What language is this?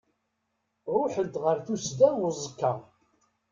Kabyle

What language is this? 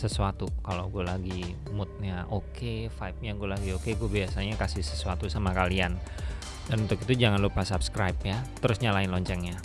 Indonesian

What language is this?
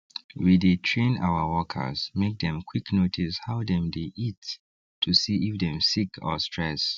Nigerian Pidgin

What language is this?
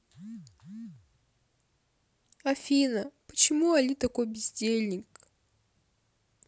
Russian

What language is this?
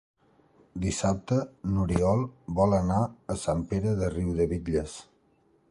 Catalan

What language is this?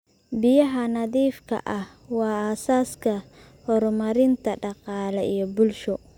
Somali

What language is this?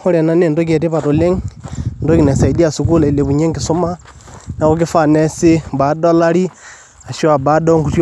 Masai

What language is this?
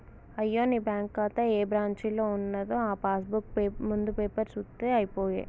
Telugu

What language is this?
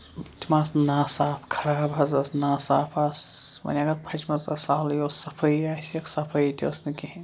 Kashmiri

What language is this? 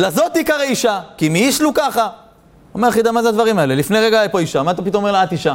Hebrew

